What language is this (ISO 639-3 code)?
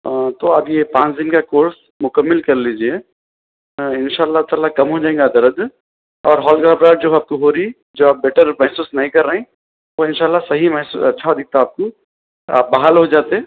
urd